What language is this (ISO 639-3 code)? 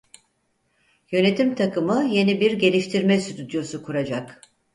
tur